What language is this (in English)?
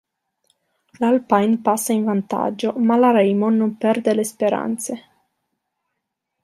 Italian